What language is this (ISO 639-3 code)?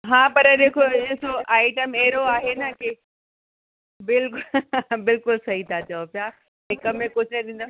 snd